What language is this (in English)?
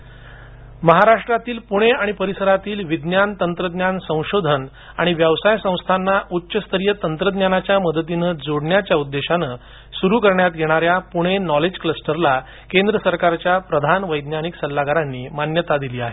Marathi